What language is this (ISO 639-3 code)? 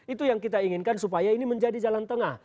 ind